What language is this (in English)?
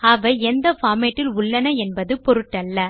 Tamil